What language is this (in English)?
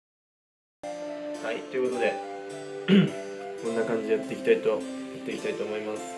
Japanese